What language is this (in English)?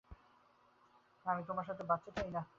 Bangla